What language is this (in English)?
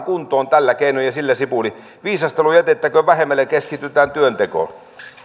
Finnish